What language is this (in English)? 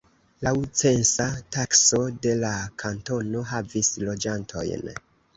Esperanto